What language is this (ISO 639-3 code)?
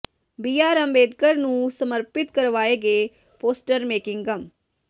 pan